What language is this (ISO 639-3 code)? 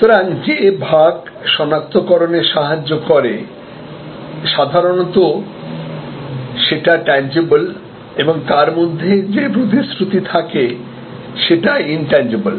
ben